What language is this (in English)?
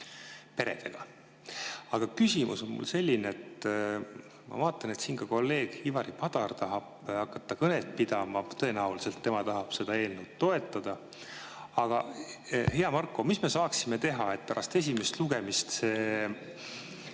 Estonian